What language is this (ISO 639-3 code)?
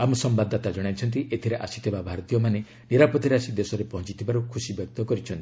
ori